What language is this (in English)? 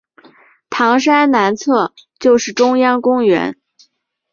Chinese